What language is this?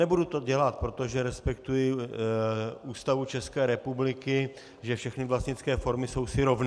Czech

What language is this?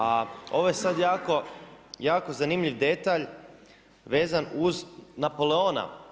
Croatian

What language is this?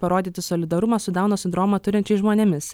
Lithuanian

